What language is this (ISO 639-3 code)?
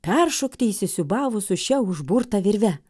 lit